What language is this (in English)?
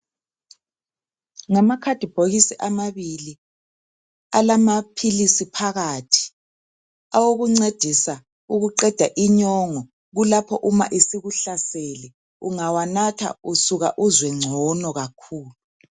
North Ndebele